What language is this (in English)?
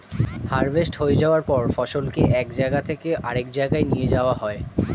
Bangla